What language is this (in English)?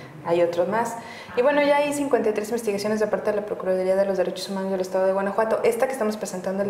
Spanish